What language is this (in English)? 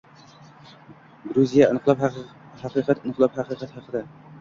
Uzbek